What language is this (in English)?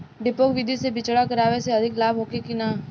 Bhojpuri